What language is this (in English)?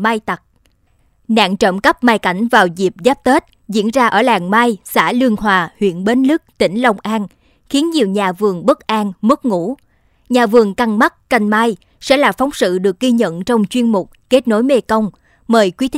Vietnamese